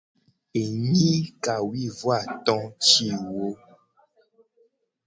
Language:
Gen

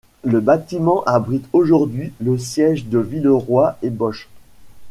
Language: French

